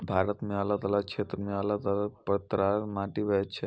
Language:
Maithili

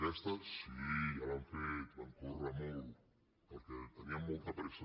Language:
Catalan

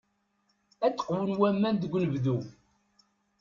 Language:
Kabyle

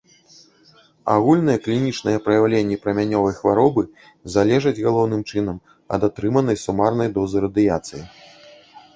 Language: Belarusian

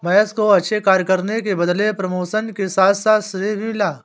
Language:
Hindi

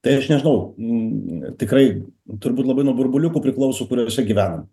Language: Lithuanian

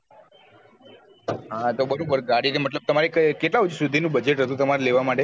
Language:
Gujarati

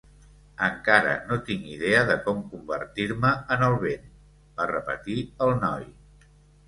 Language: Catalan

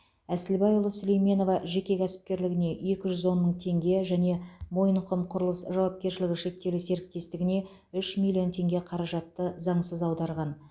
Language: Kazakh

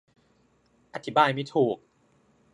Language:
Thai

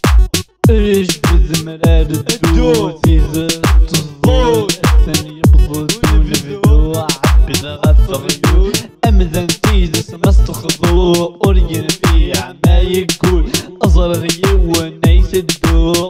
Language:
Arabic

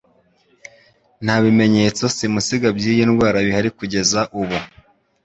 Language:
Kinyarwanda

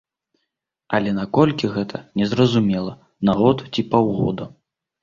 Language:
Belarusian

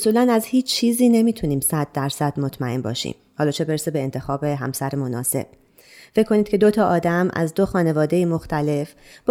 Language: Persian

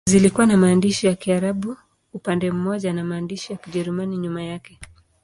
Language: Swahili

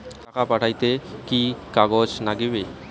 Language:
Bangla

